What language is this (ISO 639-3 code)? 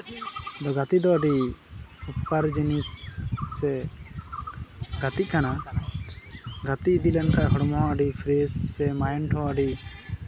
sat